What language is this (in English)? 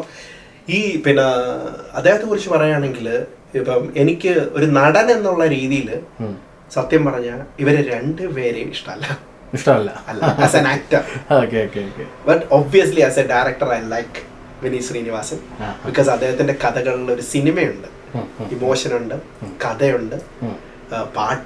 Malayalam